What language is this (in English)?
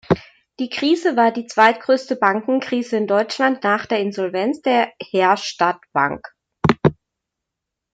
German